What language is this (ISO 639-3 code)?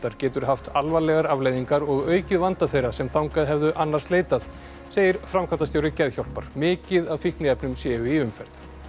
isl